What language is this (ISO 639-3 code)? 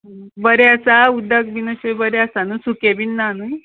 kok